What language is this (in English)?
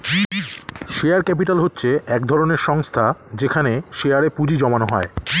Bangla